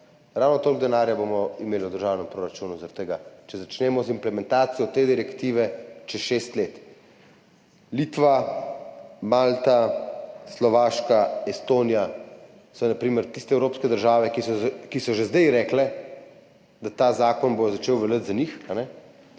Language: Slovenian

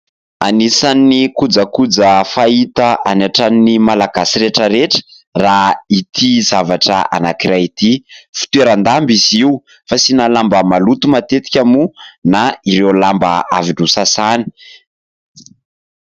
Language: Malagasy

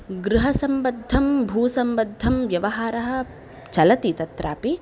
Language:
Sanskrit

